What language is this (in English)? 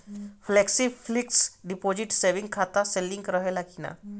Bhojpuri